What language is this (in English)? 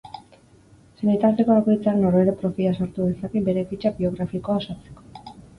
Basque